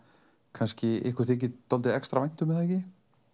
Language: Icelandic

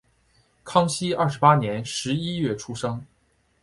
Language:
Chinese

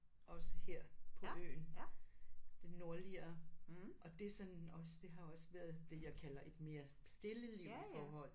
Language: Danish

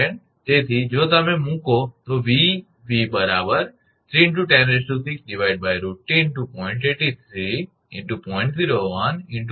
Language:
Gujarati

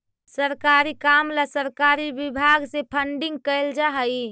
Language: Magahi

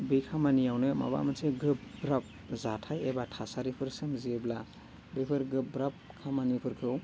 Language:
Bodo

